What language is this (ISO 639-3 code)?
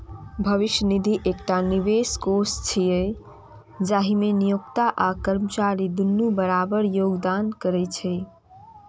mai